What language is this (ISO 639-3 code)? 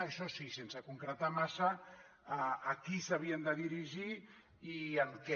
cat